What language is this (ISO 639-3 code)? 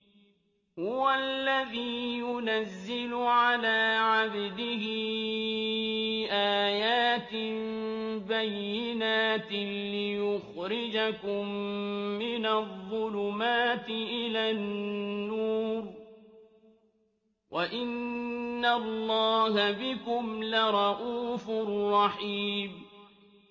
ara